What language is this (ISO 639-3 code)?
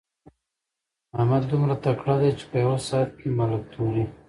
pus